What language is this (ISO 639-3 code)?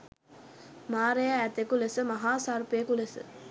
sin